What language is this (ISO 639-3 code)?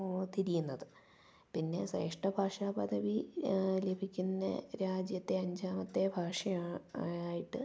mal